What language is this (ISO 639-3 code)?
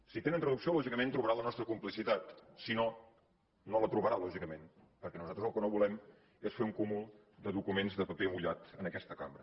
cat